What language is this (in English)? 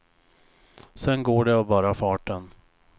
Swedish